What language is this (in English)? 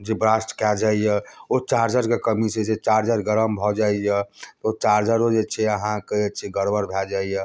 Maithili